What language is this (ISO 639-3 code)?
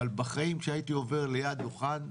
heb